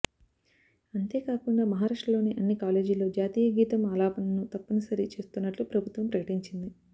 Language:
Telugu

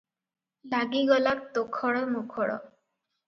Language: Odia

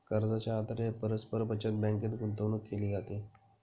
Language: Marathi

